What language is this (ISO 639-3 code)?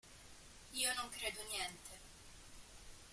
ita